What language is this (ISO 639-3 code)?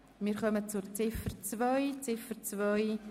gsw